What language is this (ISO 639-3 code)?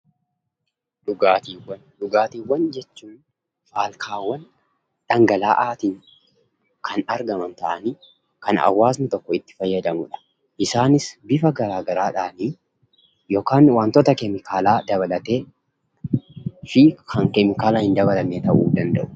orm